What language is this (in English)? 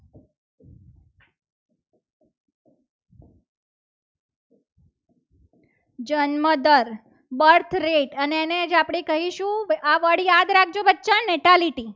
Gujarati